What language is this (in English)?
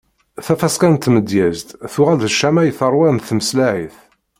Kabyle